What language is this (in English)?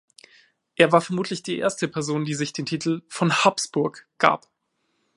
German